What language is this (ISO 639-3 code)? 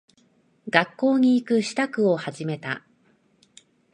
jpn